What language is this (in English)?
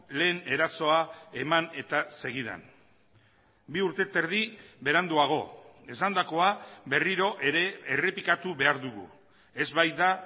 Basque